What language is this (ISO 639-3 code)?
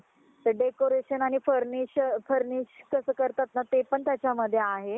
mar